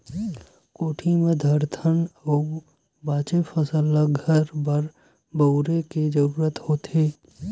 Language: Chhattisgarhi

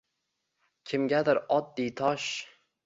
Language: Uzbek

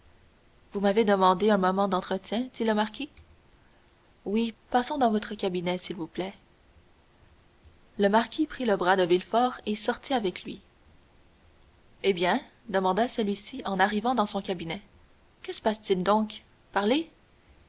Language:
French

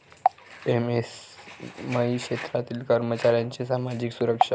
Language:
Marathi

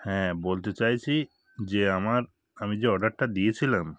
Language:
Bangla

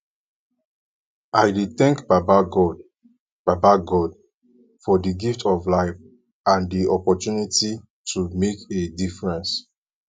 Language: Nigerian Pidgin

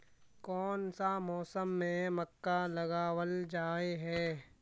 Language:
Magahi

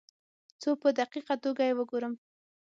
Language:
Pashto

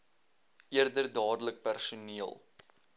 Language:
Afrikaans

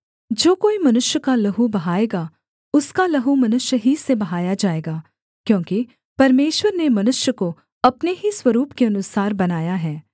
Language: Hindi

